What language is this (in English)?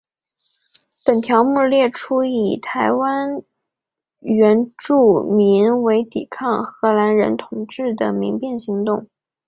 Chinese